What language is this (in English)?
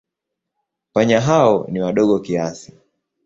Swahili